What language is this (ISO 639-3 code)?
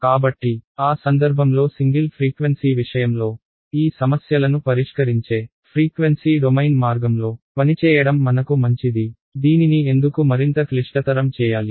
tel